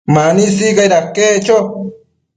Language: Matsés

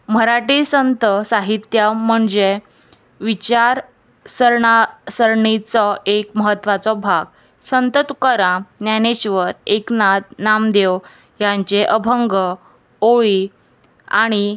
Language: Konkani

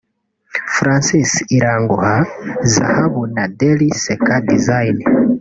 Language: Kinyarwanda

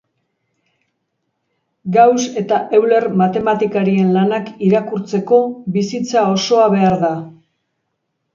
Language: Basque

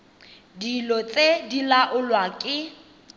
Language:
Tswana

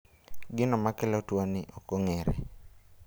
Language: Luo (Kenya and Tanzania)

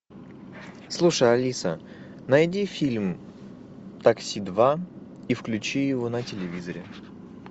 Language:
Russian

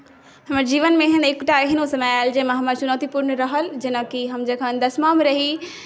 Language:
Maithili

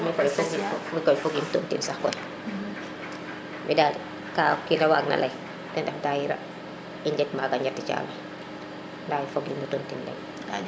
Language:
Serer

